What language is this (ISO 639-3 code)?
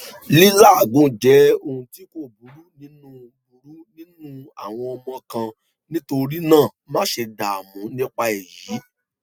yor